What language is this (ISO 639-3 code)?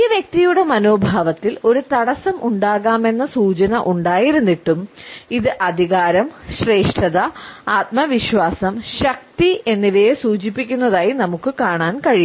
mal